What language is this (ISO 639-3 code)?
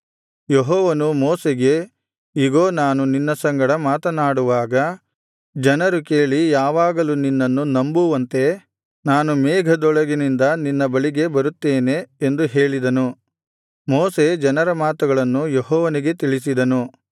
kan